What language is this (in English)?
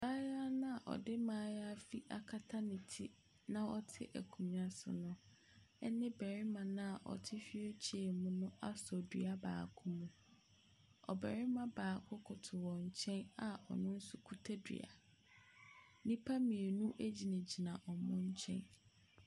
Akan